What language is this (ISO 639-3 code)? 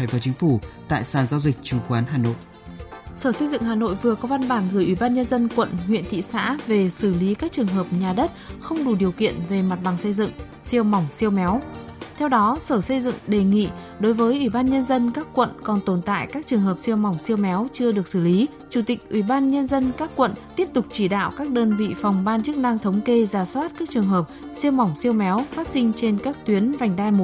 vie